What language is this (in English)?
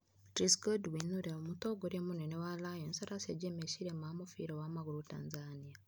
Kikuyu